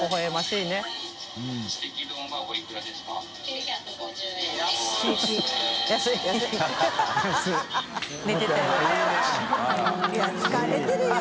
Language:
Japanese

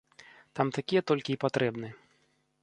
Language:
Belarusian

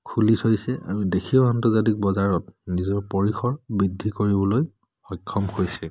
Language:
Assamese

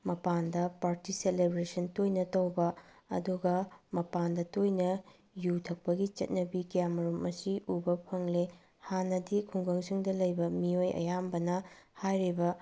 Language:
Manipuri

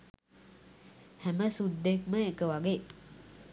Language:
Sinhala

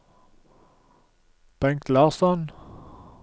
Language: Norwegian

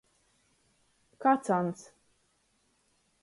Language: Latgalian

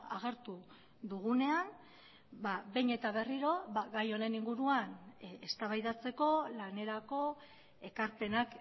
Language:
Basque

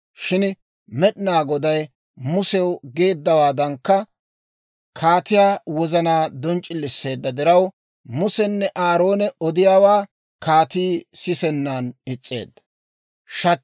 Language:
Dawro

